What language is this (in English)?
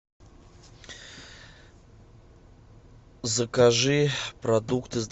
Russian